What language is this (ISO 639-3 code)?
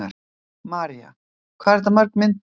isl